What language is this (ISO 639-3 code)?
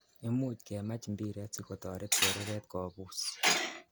kln